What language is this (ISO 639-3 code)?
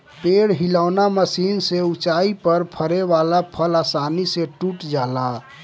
bho